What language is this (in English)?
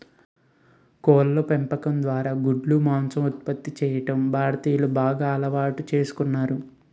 Telugu